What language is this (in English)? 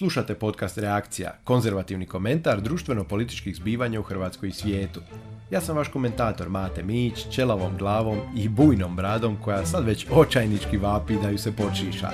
Croatian